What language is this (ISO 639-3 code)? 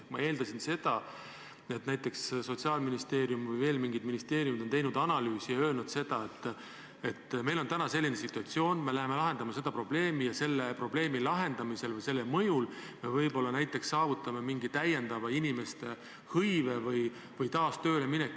est